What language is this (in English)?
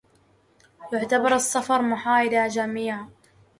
Arabic